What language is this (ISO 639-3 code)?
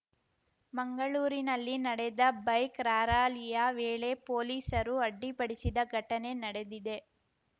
kan